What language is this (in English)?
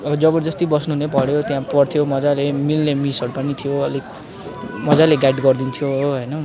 Nepali